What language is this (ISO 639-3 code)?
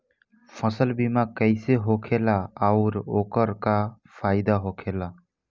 bho